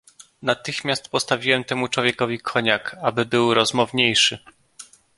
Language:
Polish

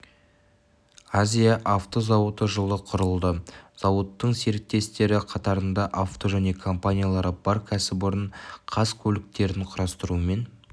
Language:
Kazakh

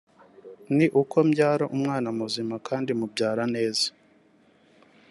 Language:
Kinyarwanda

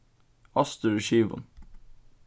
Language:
Faroese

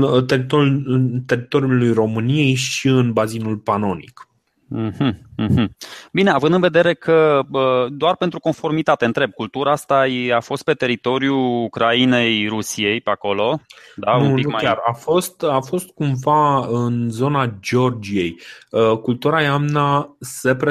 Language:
Romanian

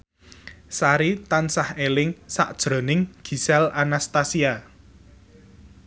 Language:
Javanese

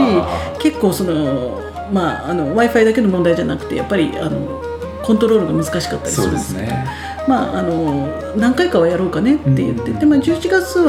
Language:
Japanese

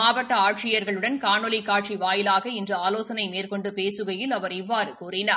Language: Tamil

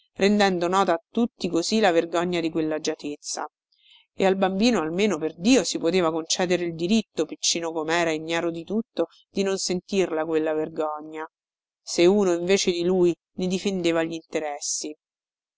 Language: Italian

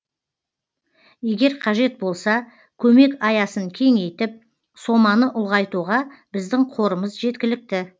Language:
Kazakh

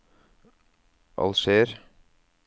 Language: Norwegian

